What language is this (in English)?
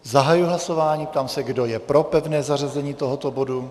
Czech